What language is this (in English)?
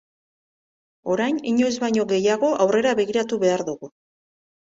Basque